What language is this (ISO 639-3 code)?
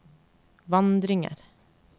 nor